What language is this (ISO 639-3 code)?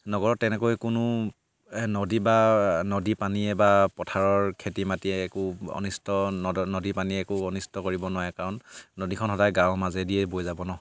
asm